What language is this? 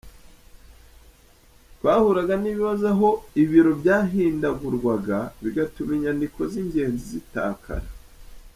Kinyarwanda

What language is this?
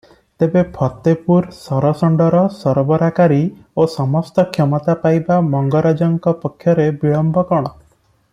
Odia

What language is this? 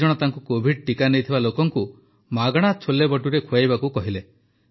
Odia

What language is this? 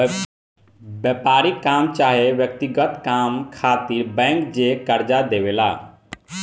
Bhojpuri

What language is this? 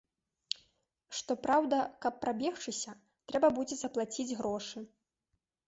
Belarusian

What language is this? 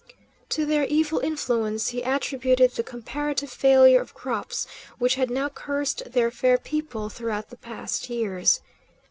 English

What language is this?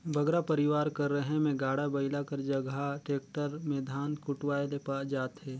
Chhattisgarhi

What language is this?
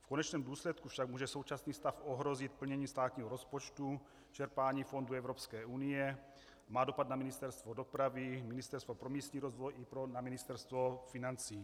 Czech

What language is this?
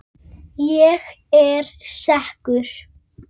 Icelandic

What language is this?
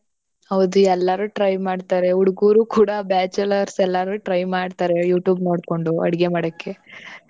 Kannada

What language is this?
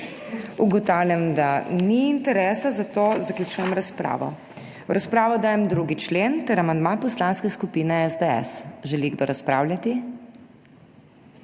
Slovenian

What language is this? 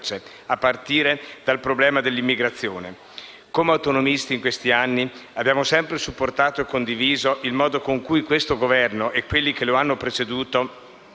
Italian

